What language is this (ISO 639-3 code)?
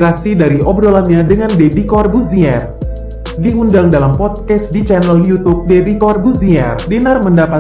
ind